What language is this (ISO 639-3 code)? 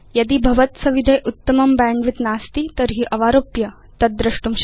san